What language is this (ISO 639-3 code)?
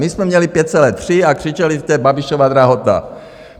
ces